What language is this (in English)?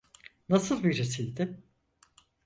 Turkish